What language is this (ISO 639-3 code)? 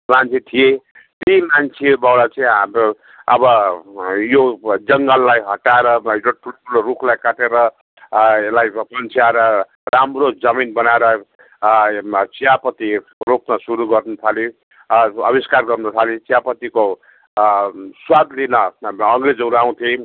nep